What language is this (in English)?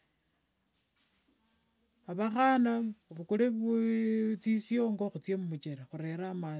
Wanga